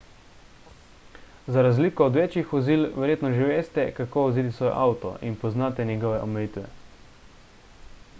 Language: Slovenian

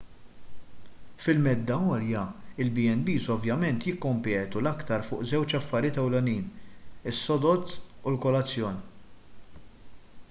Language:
Maltese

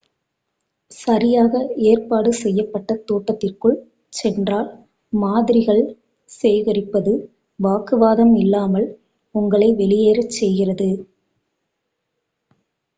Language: Tamil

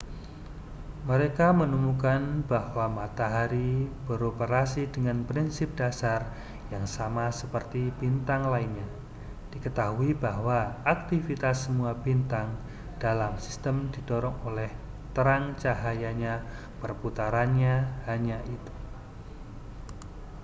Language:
Indonesian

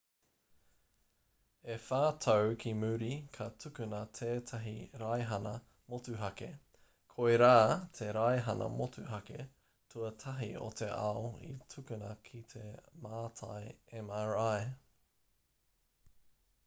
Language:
Māori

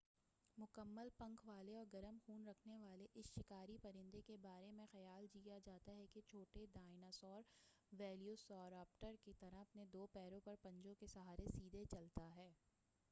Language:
Urdu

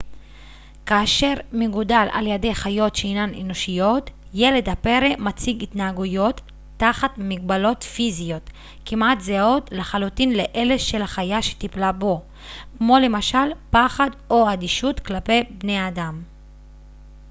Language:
Hebrew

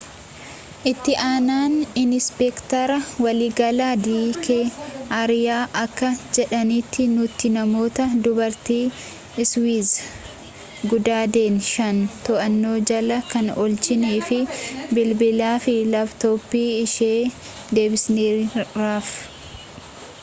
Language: Oromo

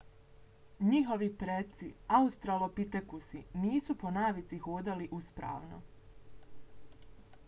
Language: Bosnian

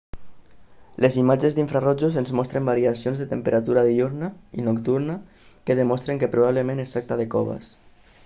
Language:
Catalan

